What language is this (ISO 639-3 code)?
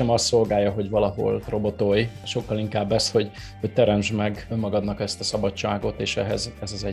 hun